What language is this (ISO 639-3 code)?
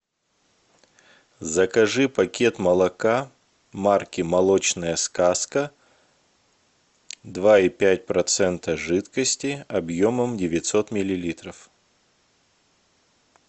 rus